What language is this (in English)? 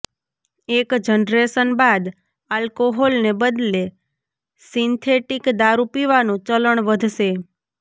Gujarati